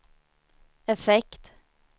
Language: Swedish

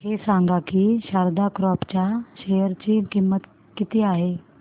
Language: Marathi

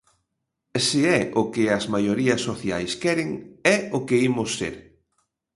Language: Galician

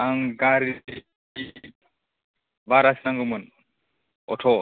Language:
Bodo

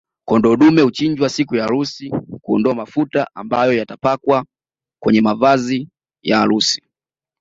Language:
Swahili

